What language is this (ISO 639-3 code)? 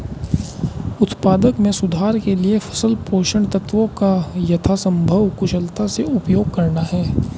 hin